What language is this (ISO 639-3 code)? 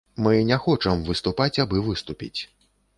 bel